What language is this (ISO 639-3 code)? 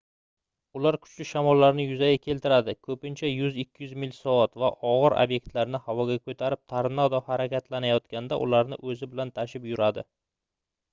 uzb